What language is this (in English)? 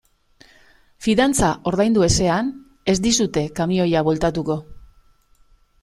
Basque